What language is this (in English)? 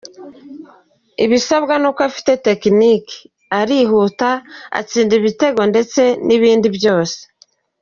Kinyarwanda